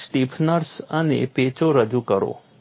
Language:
Gujarati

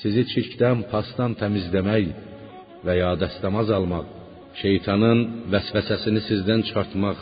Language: Persian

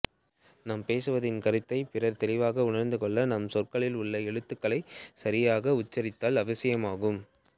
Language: Tamil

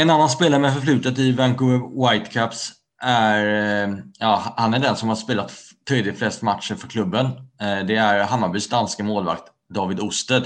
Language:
Swedish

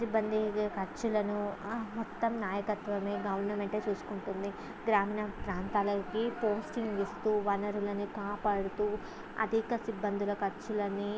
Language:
Telugu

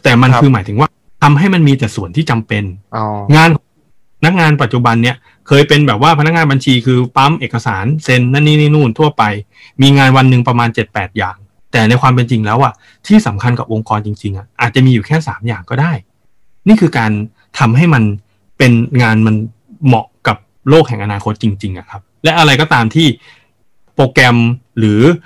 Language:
Thai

